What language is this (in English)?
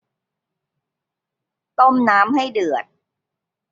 Thai